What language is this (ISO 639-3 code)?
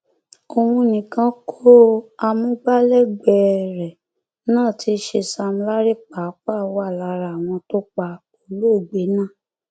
yor